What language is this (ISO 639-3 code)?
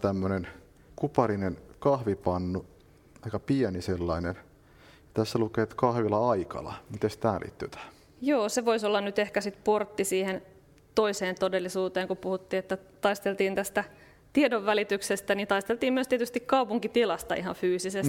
fin